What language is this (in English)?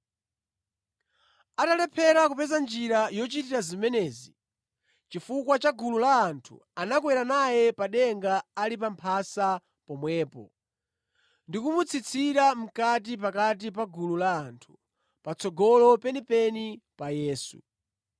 Nyanja